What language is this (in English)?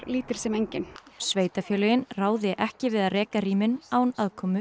Icelandic